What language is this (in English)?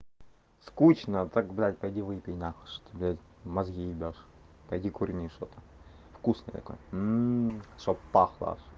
Russian